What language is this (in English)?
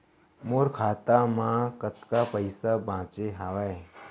Chhattisgarhi